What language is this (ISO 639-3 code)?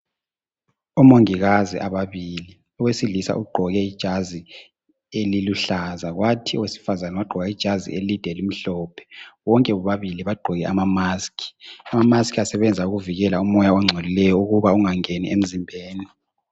nde